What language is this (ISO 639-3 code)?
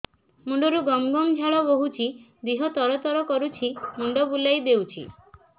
ori